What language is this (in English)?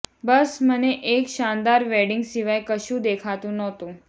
Gujarati